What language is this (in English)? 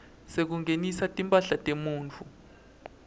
Swati